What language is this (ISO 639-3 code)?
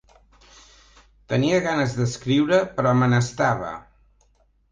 cat